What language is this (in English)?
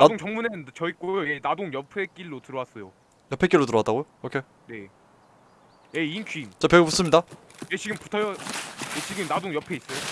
Korean